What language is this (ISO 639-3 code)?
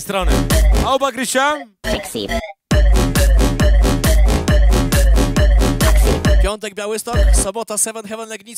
pol